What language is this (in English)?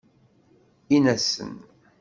Kabyle